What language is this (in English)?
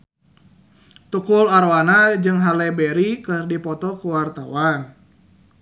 Sundanese